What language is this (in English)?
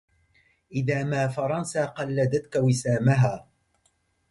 Arabic